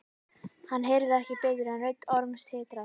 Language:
Icelandic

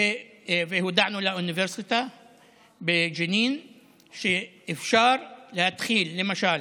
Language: Hebrew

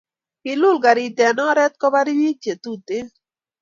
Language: Kalenjin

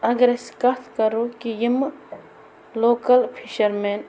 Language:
Kashmiri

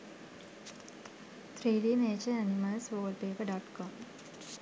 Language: Sinhala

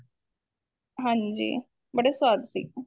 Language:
Punjabi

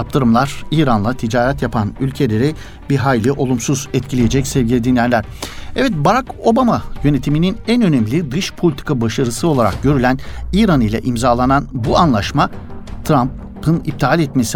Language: Turkish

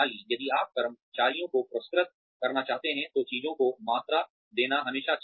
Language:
Hindi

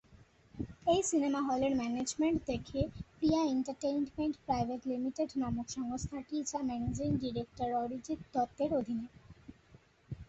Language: Bangla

